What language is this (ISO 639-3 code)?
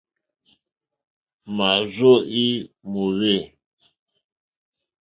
bri